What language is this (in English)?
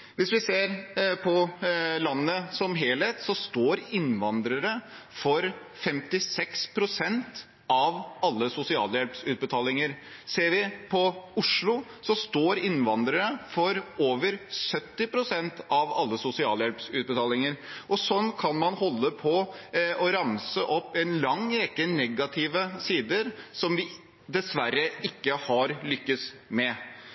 Norwegian Bokmål